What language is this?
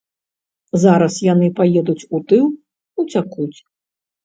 Belarusian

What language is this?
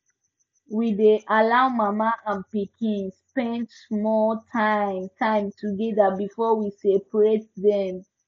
Nigerian Pidgin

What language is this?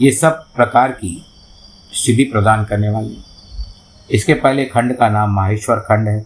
Hindi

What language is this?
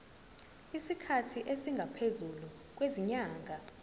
Zulu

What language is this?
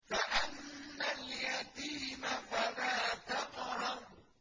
Arabic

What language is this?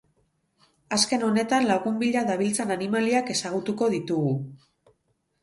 Basque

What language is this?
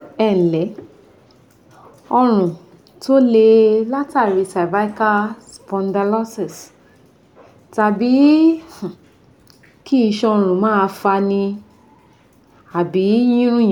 Yoruba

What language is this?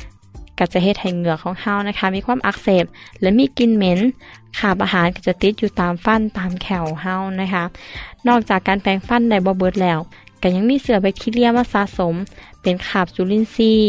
Thai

